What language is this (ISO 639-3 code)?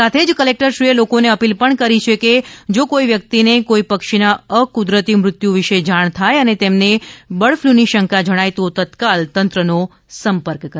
guj